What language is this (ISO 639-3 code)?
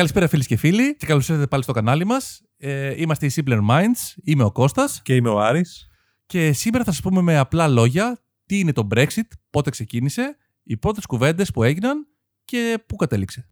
ell